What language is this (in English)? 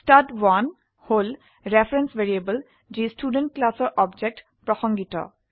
Assamese